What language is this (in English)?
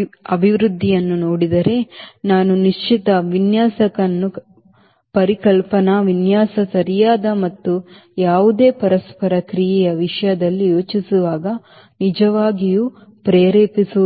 Kannada